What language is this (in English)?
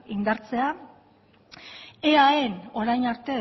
Basque